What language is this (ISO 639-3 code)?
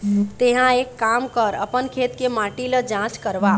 hne